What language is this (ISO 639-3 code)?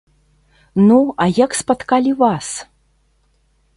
bel